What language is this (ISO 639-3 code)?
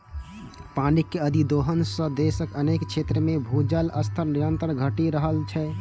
mai